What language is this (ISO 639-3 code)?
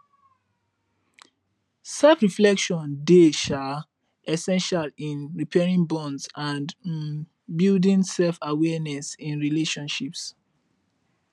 pcm